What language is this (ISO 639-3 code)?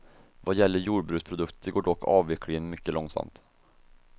swe